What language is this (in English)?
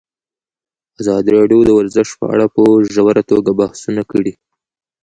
Pashto